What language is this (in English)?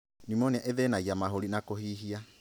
Kikuyu